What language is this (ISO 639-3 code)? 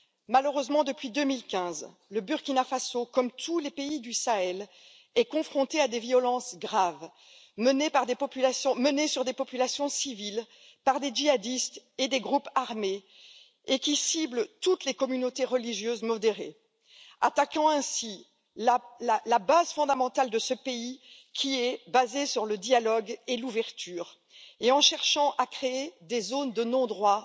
fra